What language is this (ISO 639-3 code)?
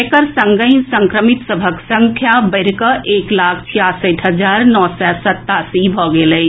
mai